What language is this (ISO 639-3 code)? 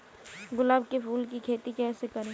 hin